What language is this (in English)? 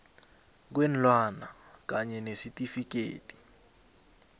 South Ndebele